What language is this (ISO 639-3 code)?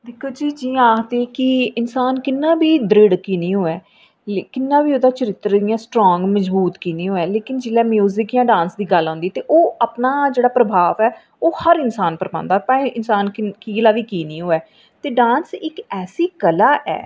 doi